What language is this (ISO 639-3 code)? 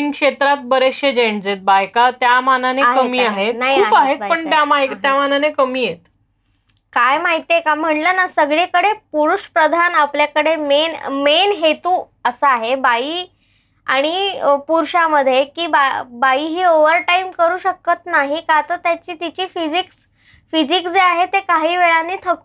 mar